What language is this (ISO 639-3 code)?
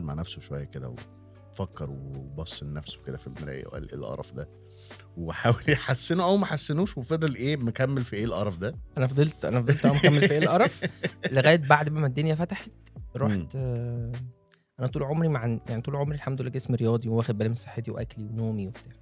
ara